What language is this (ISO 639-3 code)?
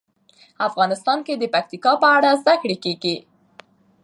pus